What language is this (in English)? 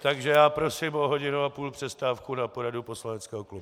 Czech